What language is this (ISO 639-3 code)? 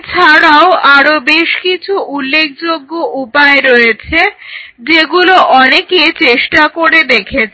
ben